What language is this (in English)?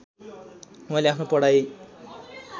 Nepali